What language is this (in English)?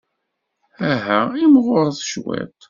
Kabyle